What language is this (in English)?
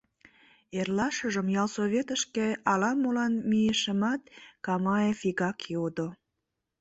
Mari